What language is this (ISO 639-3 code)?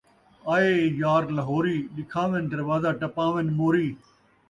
skr